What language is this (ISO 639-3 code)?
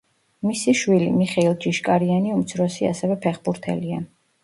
kat